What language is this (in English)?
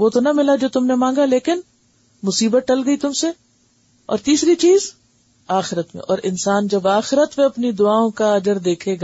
Urdu